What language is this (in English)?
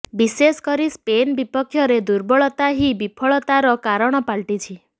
Odia